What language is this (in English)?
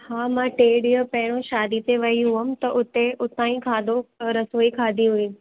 Sindhi